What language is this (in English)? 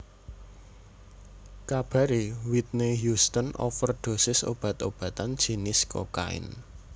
Javanese